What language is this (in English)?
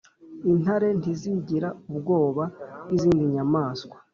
Kinyarwanda